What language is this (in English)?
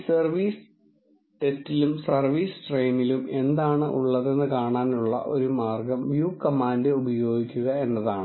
Malayalam